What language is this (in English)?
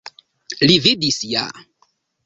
Esperanto